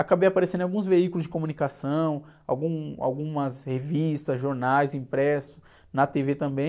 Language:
Portuguese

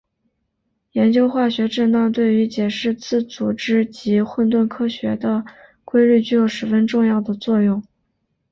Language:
Chinese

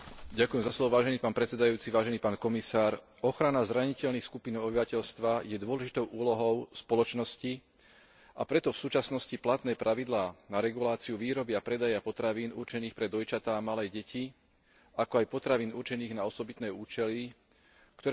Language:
Slovak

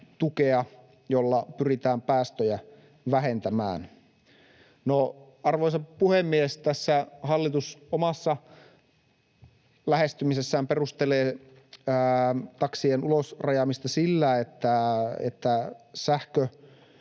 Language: Finnish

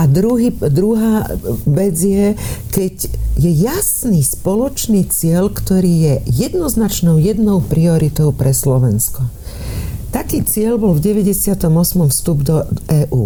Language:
Slovak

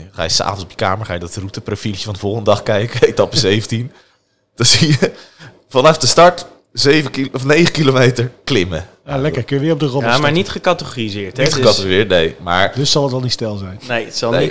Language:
Dutch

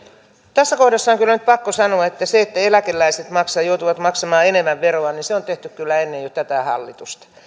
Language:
Finnish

